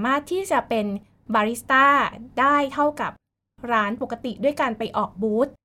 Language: Thai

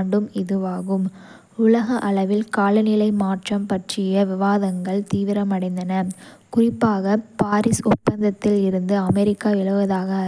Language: Kota (India)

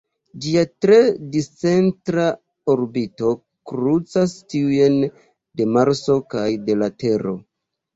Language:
Esperanto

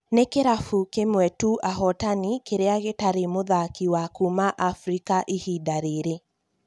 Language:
Kikuyu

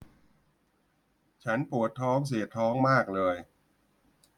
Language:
Thai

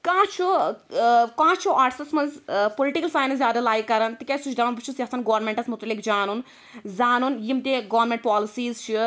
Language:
Kashmiri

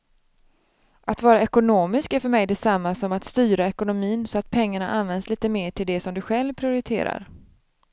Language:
Swedish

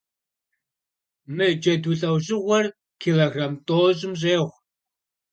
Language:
Kabardian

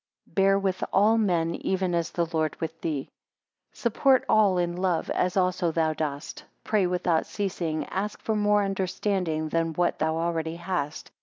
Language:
English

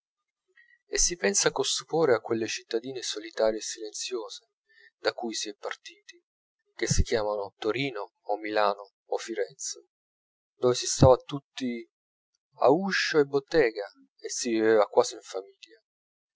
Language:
Italian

